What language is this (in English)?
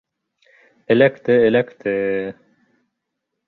Bashkir